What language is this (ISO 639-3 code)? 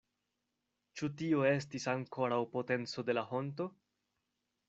epo